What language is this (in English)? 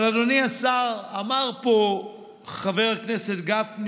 Hebrew